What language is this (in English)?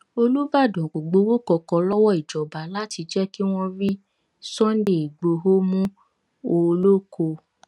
Yoruba